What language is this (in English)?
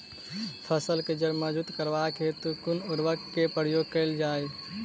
Maithili